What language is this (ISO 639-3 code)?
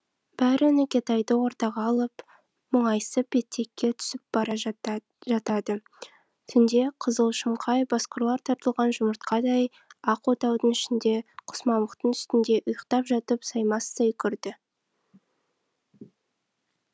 kaz